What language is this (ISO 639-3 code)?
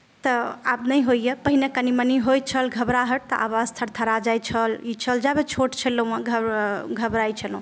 mai